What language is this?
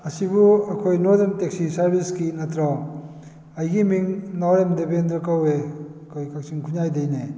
Manipuri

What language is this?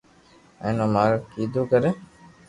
Loarki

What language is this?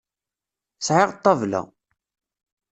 Kabyle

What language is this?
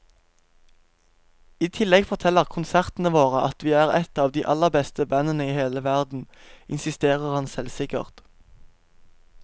Norwegian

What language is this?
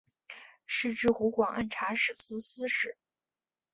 Chinese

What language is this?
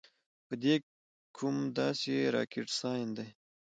Pashto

